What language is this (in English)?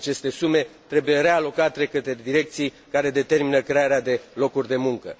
Romanian